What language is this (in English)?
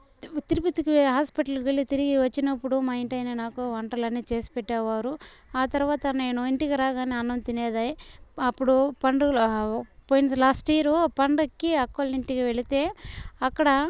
Telugu